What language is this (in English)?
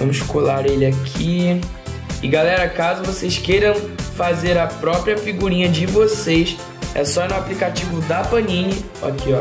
Portuguese